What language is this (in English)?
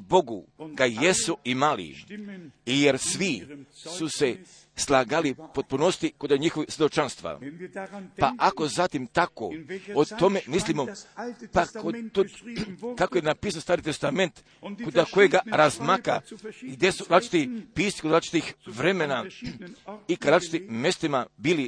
Croatian